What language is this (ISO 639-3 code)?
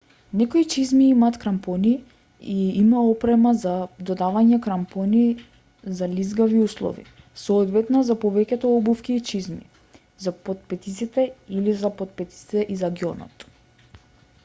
mkd